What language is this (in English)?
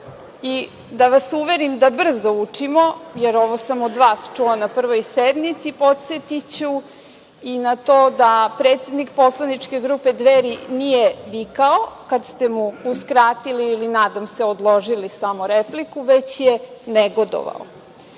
Serbian